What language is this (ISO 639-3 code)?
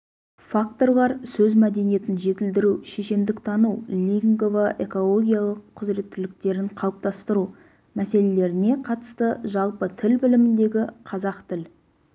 kaz